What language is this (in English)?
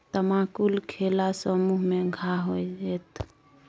Maithili